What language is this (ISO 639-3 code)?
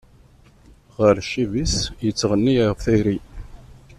kab